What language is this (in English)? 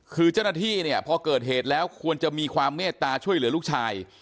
Thai